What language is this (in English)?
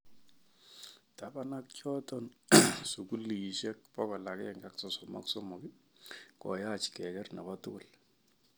Kalenjin